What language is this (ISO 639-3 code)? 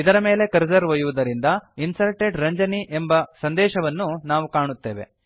kan